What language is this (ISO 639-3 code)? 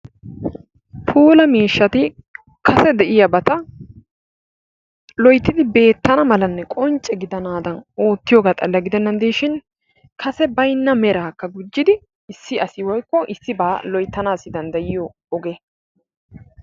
wal